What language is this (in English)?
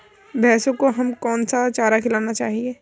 Hindi